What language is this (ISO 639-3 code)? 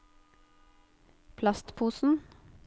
nor